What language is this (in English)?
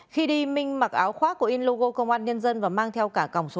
Vietnamese